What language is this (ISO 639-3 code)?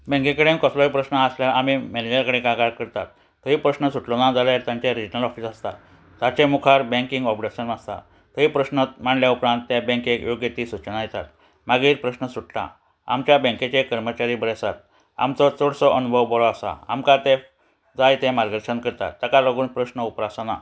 kok